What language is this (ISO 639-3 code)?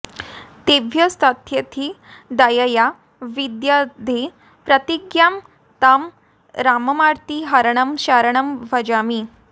san